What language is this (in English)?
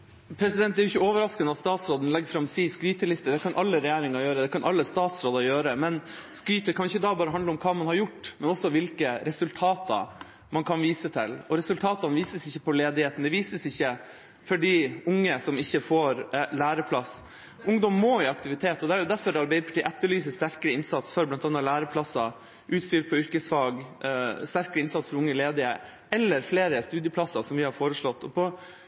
Norwegian Bokmål